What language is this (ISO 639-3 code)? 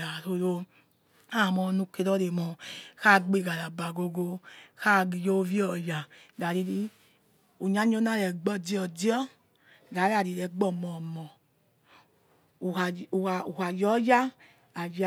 ets